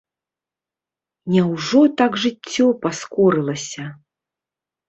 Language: Belarusian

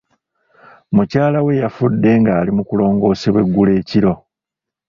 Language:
Ganda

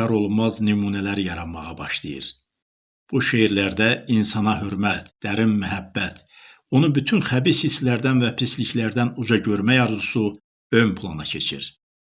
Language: Turkish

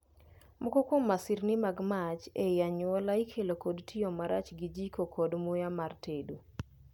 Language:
Luo (Kenya and Tanzania)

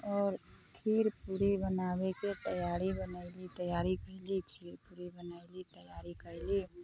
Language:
Maithili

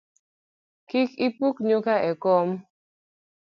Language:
Luo (Kenya and Tanzania)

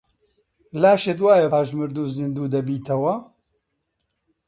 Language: Central Kurdish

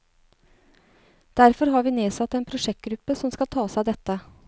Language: Norwegian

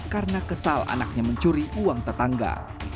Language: Indonesian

